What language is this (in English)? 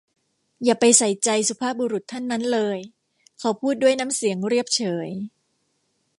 Thai